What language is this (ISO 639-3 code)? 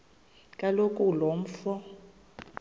xho